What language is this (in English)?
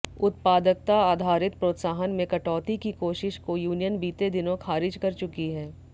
Hindi